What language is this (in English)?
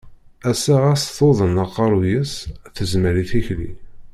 Kabyle